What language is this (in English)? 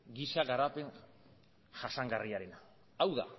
Basque